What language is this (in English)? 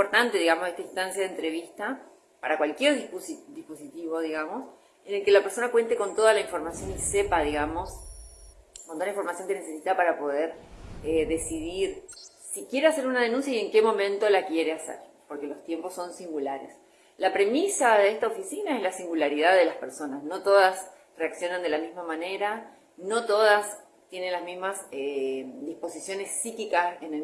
Spanish